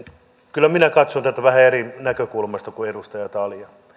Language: Finnish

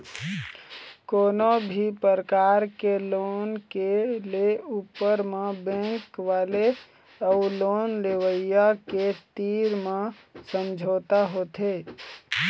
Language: Chhattisgarhi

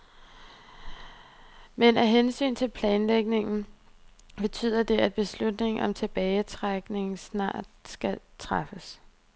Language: Danish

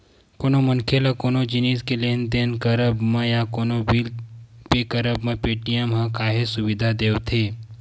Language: Chhattisgarhi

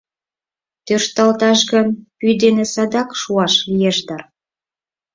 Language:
Mari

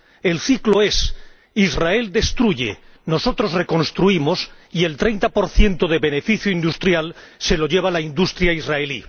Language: Spanish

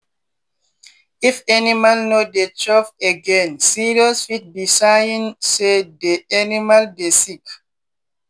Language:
Nigerian Pidgin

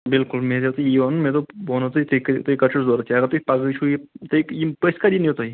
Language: Kashmiri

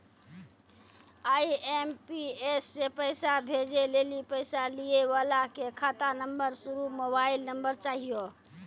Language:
Maithili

